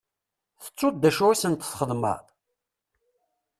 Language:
Kabyle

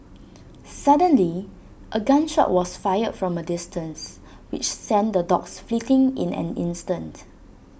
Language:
English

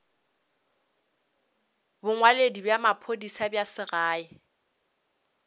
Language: Northern Sotho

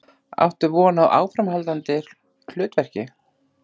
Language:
Icelandic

